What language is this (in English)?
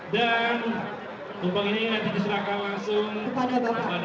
Indonesian